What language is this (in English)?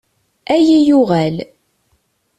Kabyle